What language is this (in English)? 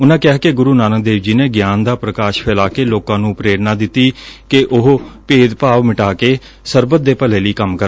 Punjabi